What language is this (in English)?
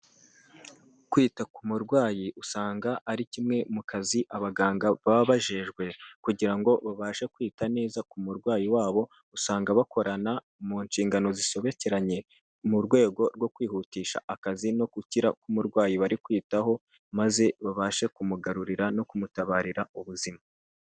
Kinyarwanda